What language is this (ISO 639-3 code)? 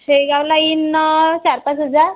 mar